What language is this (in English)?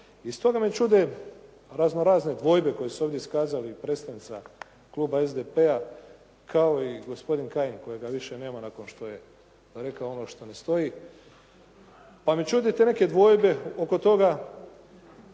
Croatian